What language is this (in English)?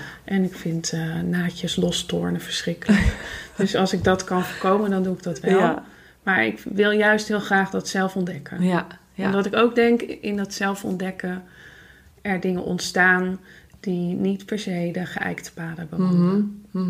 Dutch